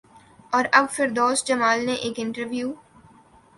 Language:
Urdu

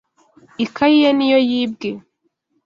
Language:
Kinyarwanda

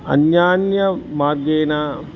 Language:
Sanskrit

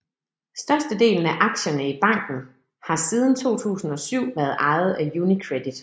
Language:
Danish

